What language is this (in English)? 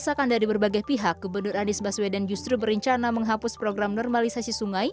Indonesian